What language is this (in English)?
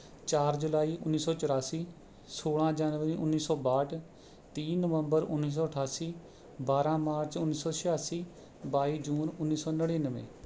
Punjabi